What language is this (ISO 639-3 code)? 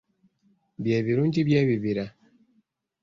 lug